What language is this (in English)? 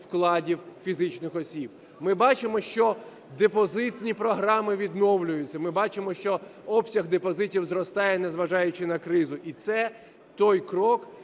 Ukrainian